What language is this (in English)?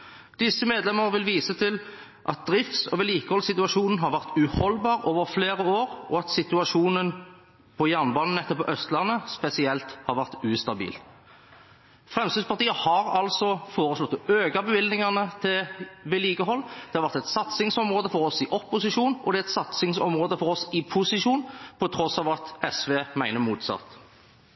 Norwegian Bokmål